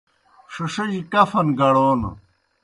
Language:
Kohistani Shina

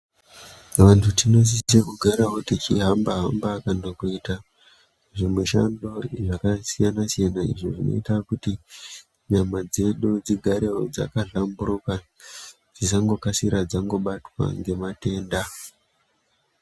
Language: Ndau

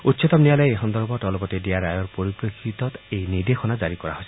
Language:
Assamese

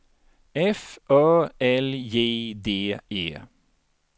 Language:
Swedish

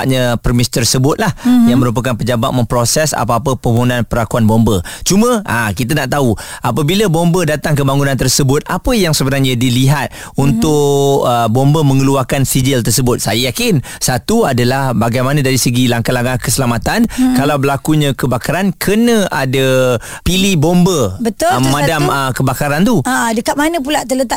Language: Malay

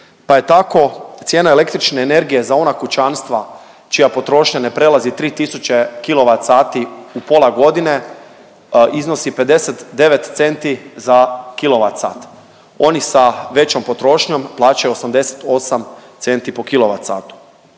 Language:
Croatian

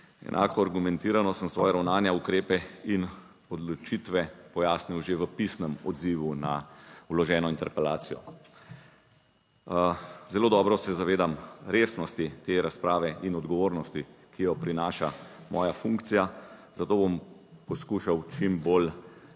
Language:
Slovenian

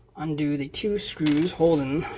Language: English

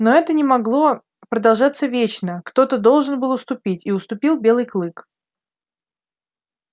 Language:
Russian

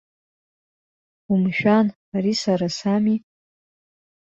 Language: Abkhazian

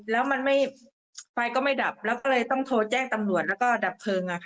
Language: Thai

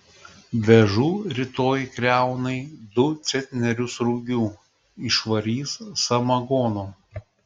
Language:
Lithuanian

